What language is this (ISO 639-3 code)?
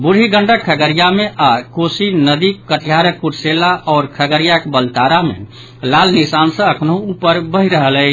mai